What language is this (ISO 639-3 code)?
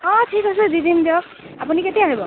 asm